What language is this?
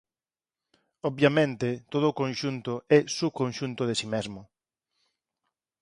Galician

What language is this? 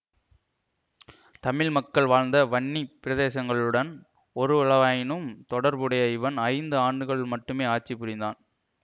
Tamil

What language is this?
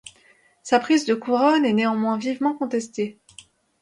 French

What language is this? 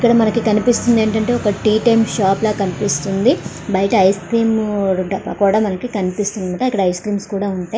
Telugu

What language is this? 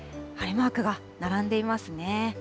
Japanese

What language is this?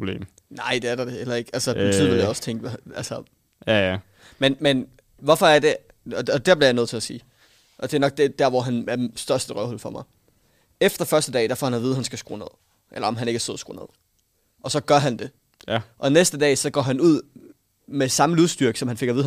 Danish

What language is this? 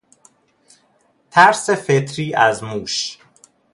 Persian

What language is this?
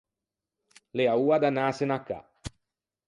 Ligurian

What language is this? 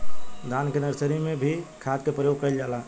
Bhojpuri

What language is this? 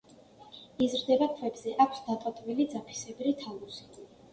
Georgian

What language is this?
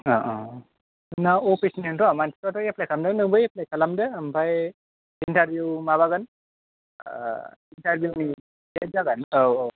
Bodo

